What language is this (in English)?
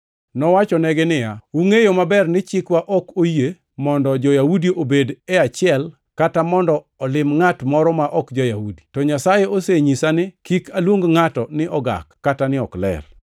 Luo (Kenya and Tanzania)